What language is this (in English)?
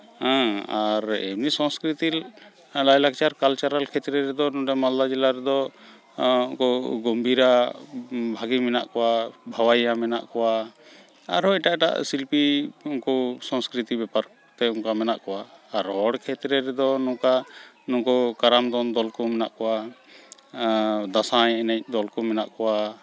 Santali